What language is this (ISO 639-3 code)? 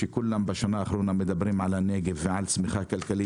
heb